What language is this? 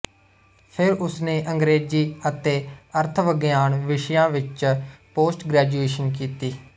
Punjabi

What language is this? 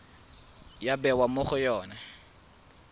Tswana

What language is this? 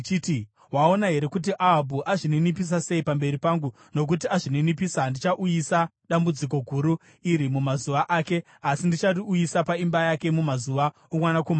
Shona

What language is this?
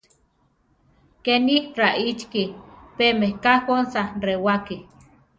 Central Tarahumara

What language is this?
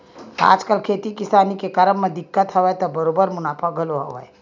Chhattisgarhi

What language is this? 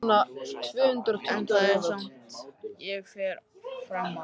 Icelandic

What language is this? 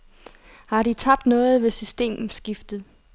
Danish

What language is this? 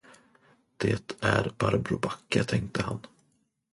Swedish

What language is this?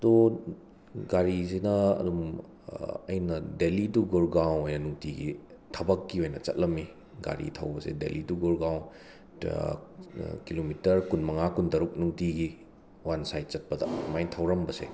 Manipuri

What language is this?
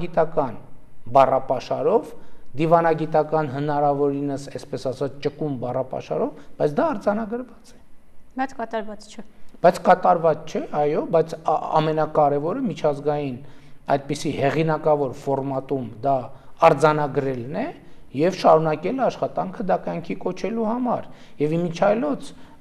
Romanian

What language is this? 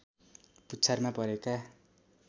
Nepali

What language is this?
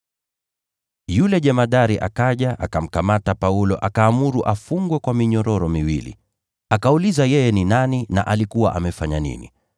Swahili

